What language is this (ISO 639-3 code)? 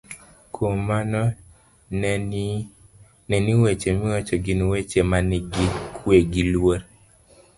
luo